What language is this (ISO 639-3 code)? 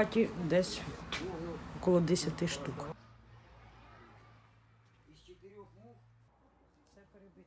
ukr